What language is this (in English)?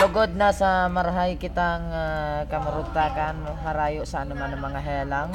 Filipino